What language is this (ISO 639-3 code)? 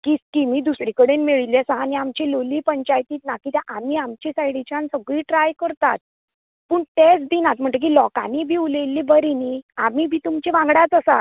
kok